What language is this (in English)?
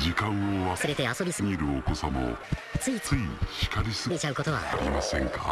Japanese